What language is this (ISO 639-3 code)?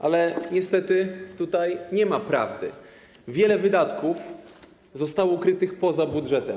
pol